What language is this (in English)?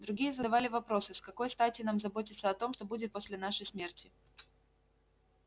Russian